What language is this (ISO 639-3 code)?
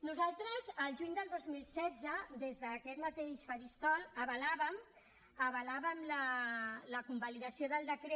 cat